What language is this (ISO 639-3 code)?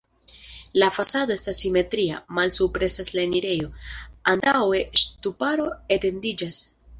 epo